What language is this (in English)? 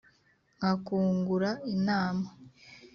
Kinyarwanda